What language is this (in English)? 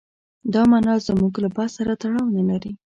Pashto